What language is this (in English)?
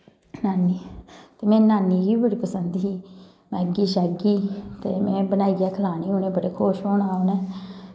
Dogri